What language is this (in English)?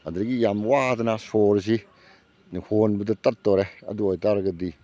Manipuri